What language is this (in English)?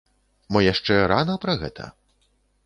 Belarusian